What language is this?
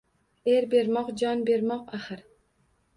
Uzbek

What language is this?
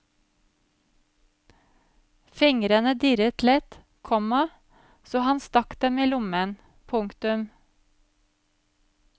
Norwegian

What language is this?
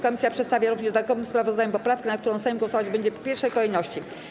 Polish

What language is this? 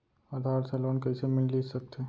Chhattisgarhi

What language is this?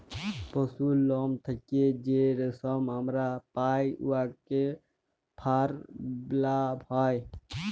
Bangla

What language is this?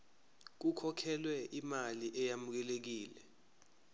Zulu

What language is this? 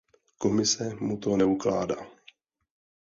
Czech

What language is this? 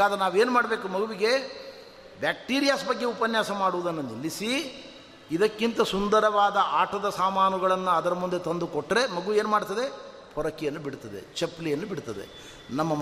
Kannada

